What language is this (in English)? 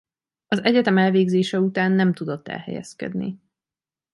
Hungarian